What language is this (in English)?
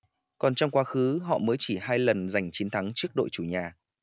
Vietnamese